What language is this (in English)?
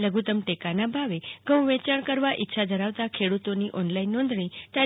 Gujarati